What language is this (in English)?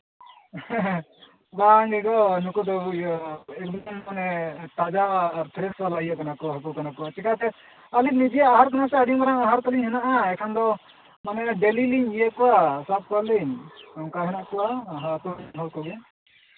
Santali